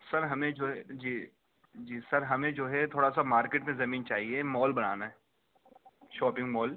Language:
Urdu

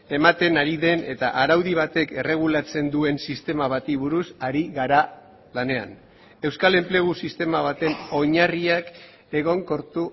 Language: Basque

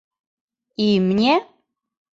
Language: Mari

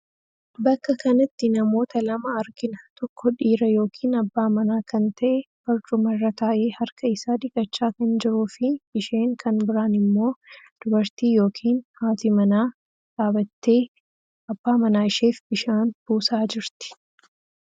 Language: Oromo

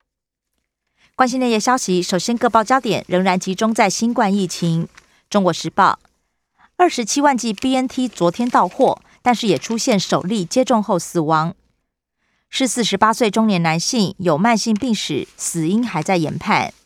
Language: Chinese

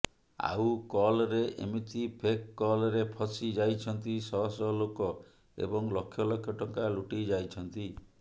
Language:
Odia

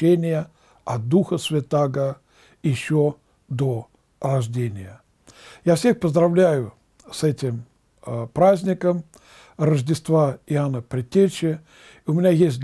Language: Russian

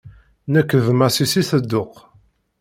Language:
Kabyle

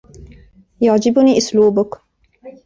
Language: Arabic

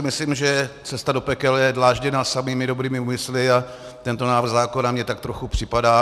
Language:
Czech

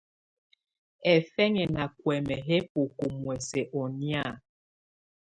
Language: Tunen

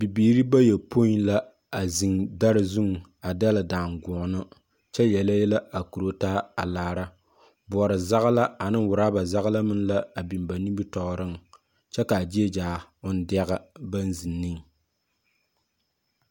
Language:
Southern Dagaare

